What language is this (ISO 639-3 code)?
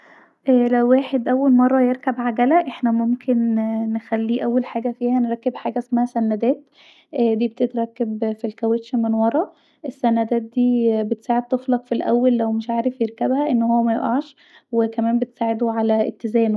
arz